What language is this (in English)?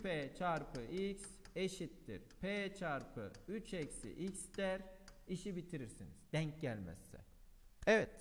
Turkish